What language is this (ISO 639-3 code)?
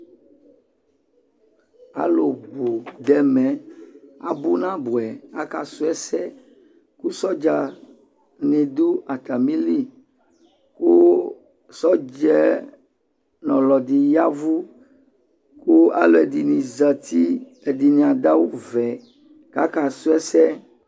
kpo